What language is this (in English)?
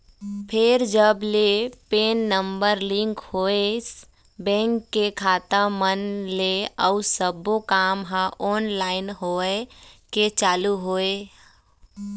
Chhattisgarhi